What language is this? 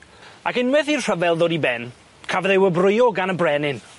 Welsh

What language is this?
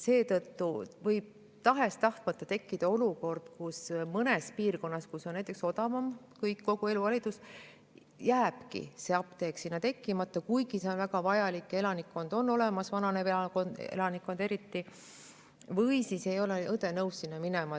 Estonian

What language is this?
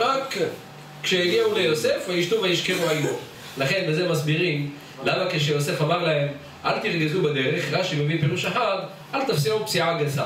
Hebrew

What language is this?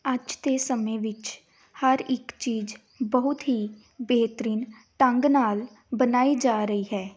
Punjabi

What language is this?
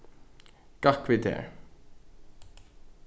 Faroese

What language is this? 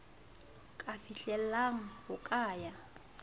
Southern Sotho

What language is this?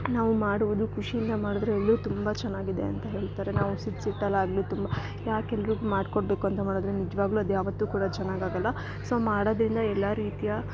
Kannada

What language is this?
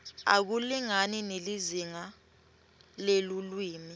Swati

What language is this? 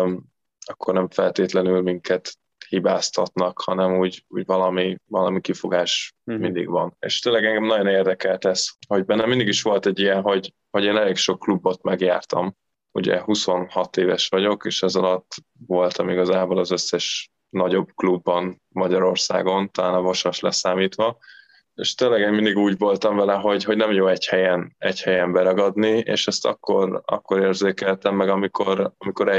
Hungarian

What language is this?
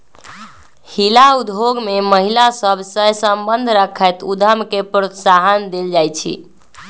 Magahi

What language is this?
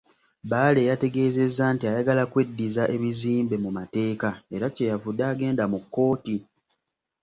Ganda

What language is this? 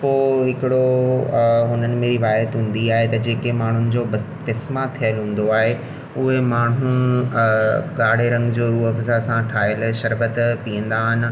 Sindhi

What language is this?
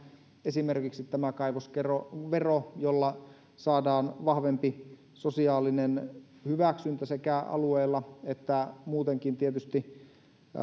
Finnish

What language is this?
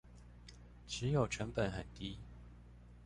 Chinese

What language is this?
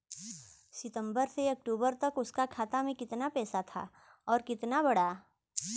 Bhojpuri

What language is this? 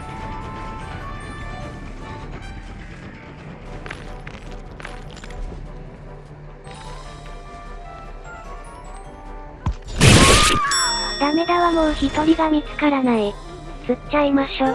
Japanese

